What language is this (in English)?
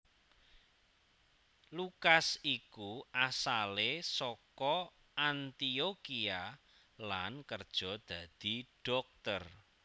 Javanese